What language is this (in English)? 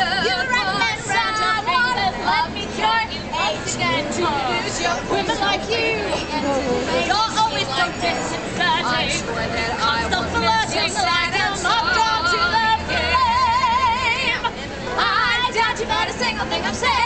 English